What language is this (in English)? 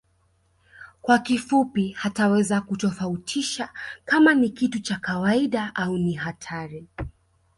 Swahili